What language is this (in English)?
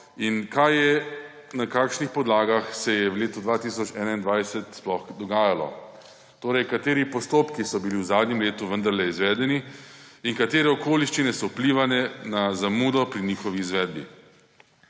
Slovenian